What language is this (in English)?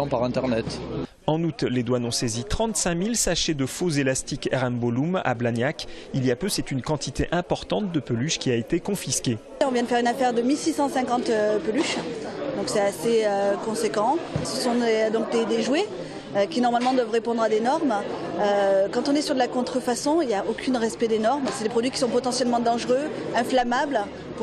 French